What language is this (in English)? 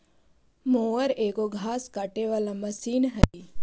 Magahi